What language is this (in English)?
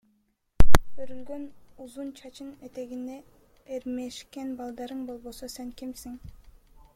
Kyrgyz